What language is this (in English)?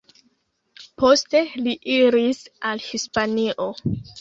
Esperanto